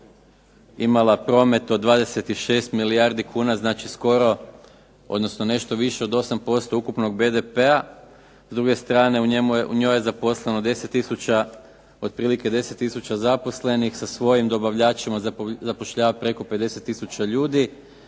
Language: Croatian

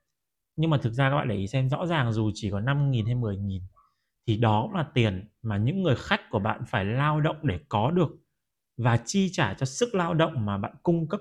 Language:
Vietnamese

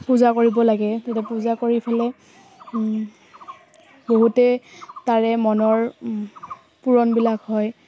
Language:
Assamese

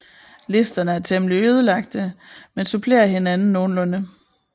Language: Danish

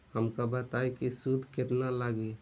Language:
Bhojpuri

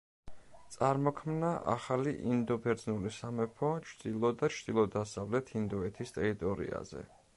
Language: Georgian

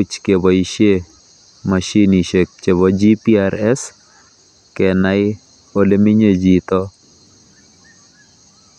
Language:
Kalenjin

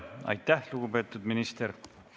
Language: Estonian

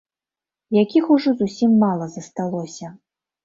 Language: Belarusian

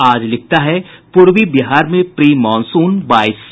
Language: Hindi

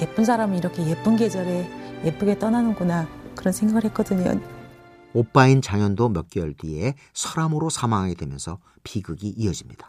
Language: Korean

